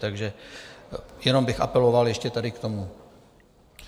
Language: Czech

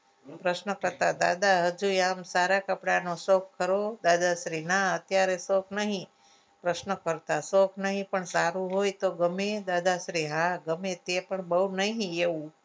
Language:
Gujarati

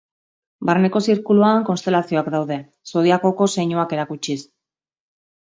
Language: Basque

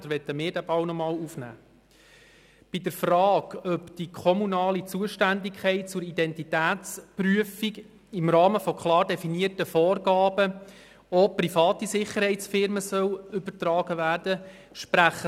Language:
Swiss German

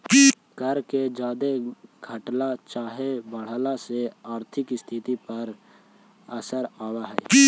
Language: Magahi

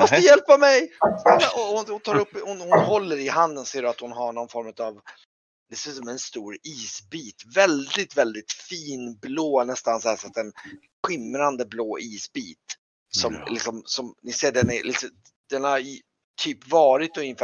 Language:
Swedish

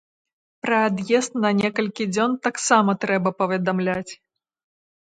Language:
Belarusian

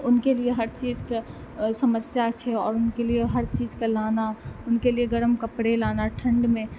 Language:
Maithili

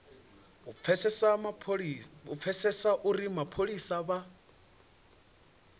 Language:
Venda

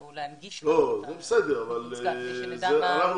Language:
Hebrew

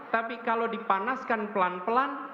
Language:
Indonesian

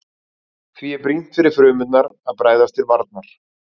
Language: Icelandic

